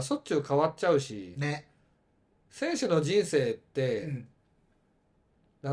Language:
Japanese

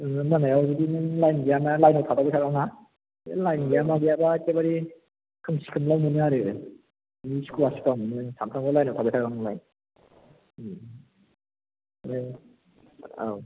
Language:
Bodo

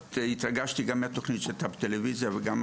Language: Hebrew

